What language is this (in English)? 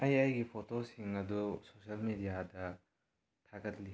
Manipuri